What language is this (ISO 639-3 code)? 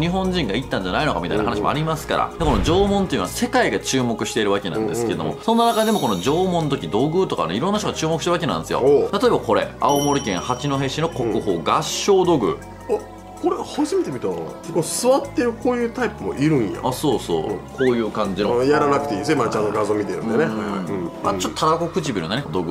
jpn